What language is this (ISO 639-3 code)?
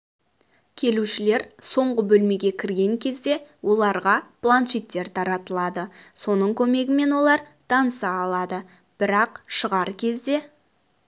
kaz